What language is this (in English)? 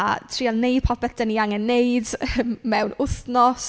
Welsh